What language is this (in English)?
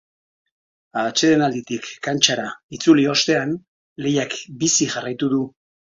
Basque